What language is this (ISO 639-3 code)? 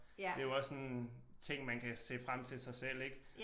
dan